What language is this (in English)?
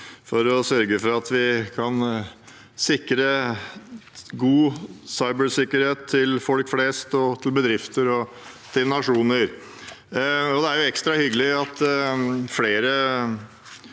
Norwegian